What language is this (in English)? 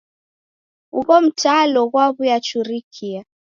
Taita